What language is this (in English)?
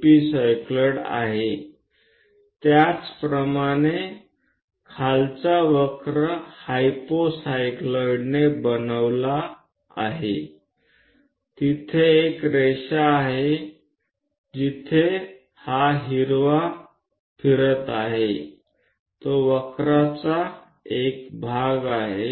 Gujarati